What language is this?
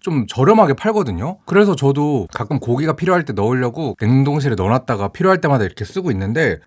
Korean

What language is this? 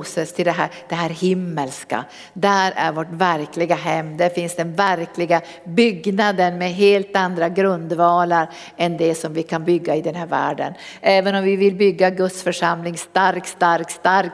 Swedish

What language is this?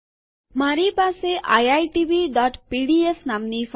Gujarati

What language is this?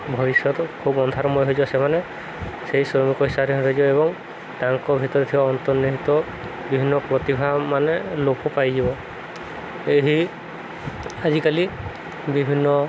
Odia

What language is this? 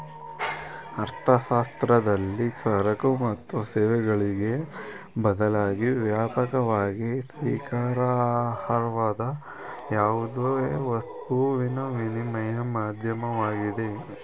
Kannada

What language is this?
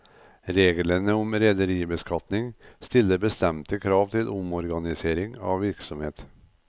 Norwegian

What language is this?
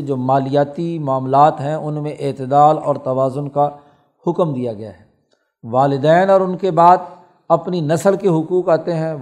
Urdu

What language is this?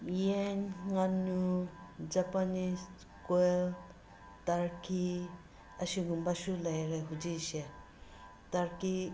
Manipuri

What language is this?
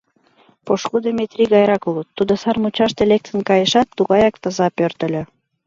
Mari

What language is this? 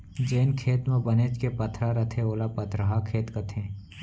Chhattisgarhi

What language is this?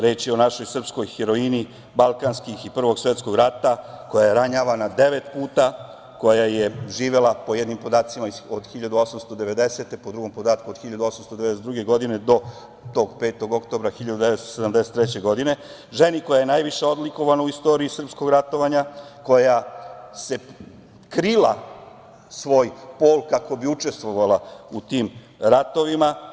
Serbian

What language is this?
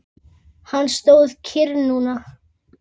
Icelandic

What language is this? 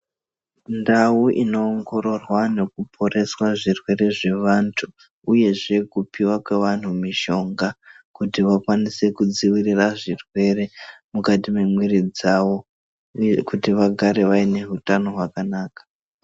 Ndau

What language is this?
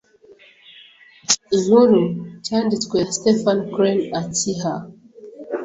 Kinyarwanda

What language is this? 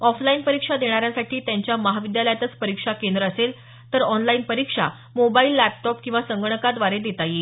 Marathi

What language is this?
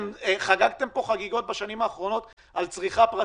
Hebrew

